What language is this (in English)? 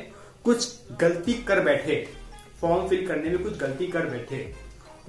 Hindi